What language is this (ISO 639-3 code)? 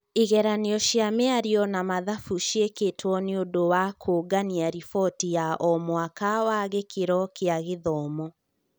kik